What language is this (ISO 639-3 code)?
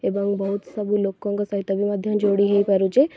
ori